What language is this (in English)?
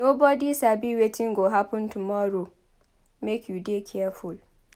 Nigerian Pidgin